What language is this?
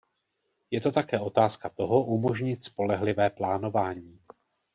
Czech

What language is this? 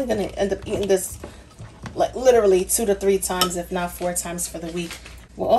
English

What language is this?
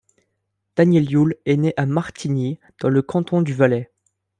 French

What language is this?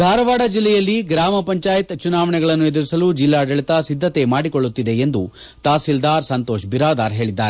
Kannada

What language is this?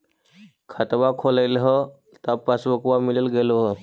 Magahi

